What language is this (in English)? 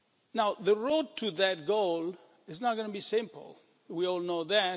English